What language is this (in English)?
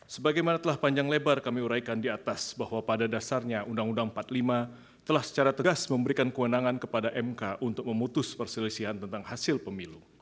Indonesian